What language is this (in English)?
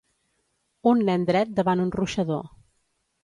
Catalan